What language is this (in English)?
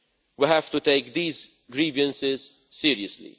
English